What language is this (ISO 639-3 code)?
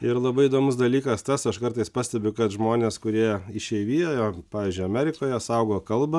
lit